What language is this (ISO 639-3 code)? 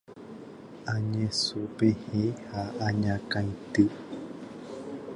grn